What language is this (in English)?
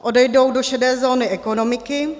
Czech